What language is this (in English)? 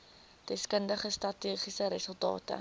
Afrikaans